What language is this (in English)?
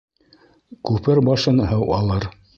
Bashkir